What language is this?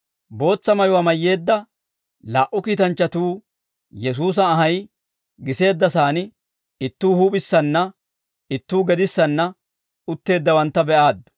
Dawro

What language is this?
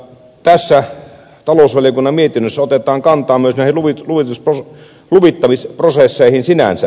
Finnish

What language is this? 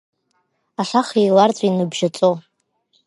Abkhazian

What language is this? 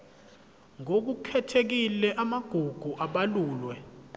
Zulu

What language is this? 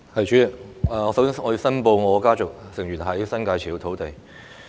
Cantonese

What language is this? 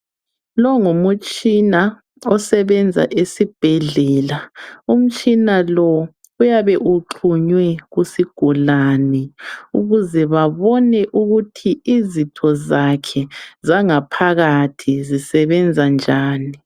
North Ndebele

